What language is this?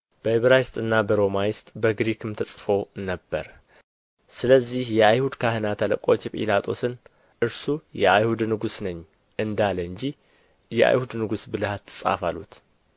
Amharic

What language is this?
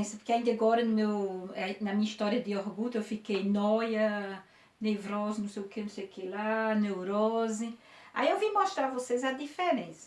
Portuguese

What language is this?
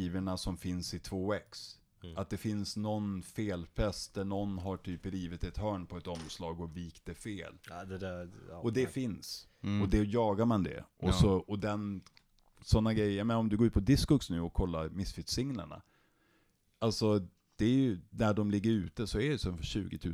Swedish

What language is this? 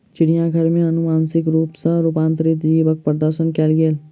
Maithili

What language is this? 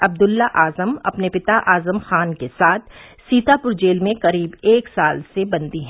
Hindi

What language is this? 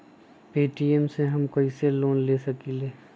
Magahi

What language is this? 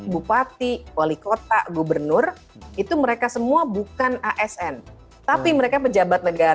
Indonesian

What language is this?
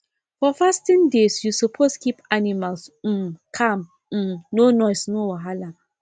Nigerian Pidgin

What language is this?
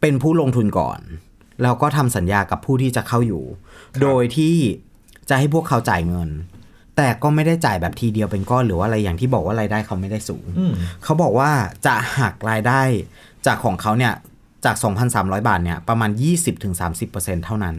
Thai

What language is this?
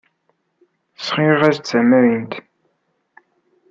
Kabyle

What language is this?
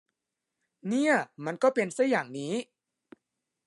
Thai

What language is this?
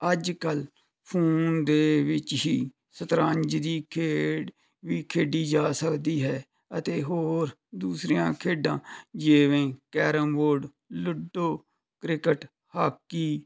Punjabi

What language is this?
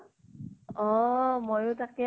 Assamese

